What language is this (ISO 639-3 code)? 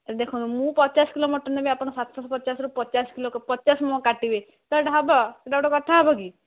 ori